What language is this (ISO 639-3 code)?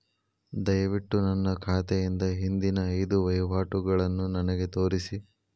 kan